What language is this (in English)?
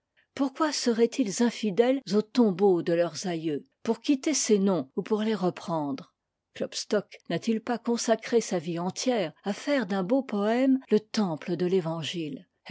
French